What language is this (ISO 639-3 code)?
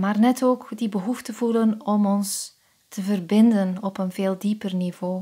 nld